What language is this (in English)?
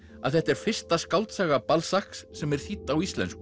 Icelandic